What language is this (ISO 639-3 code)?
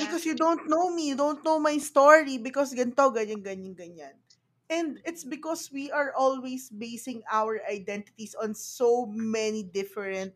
fil